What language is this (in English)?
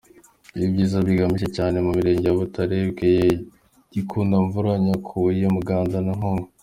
Kinyarwanda